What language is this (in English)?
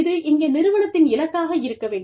Tamil